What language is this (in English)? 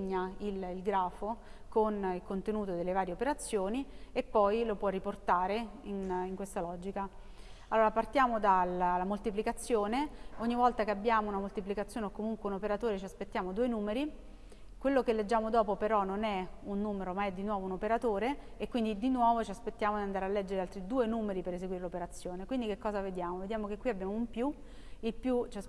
Italian